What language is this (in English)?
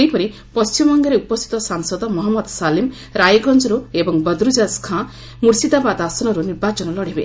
Odia